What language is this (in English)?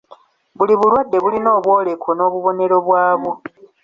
Ganda